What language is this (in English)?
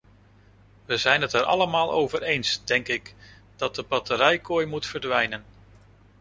Dutch